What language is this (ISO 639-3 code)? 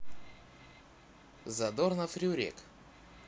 rus